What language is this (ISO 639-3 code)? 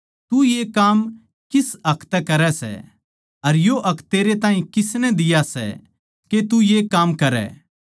bgc